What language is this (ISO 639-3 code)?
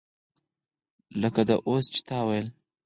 pus